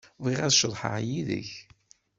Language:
Kabyle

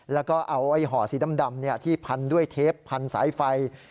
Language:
Thai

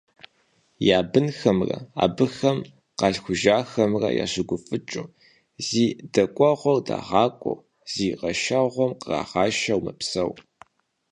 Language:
Kabardian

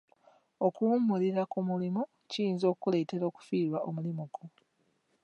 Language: Ganda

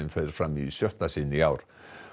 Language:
Icelandic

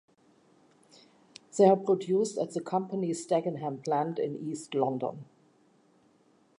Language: English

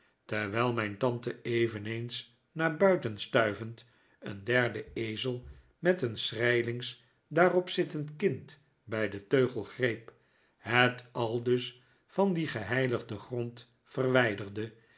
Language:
Dutch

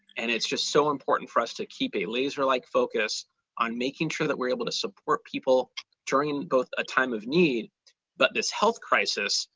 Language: English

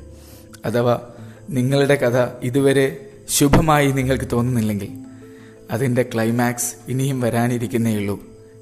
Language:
Malayalam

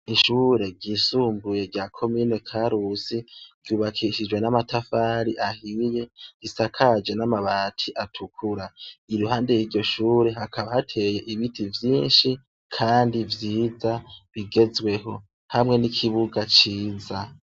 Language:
Rundi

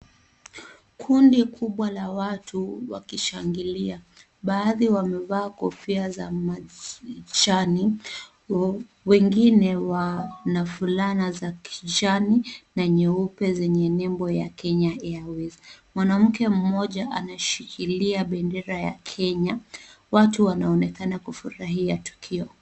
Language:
Swahili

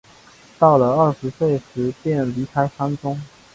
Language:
Chinese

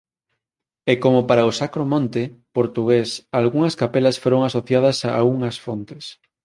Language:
Galician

